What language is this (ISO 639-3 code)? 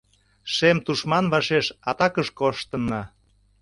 chm